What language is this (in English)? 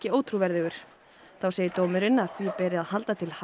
Icelandic